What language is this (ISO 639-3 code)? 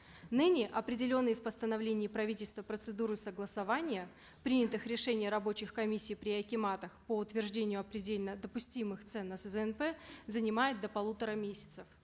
kaz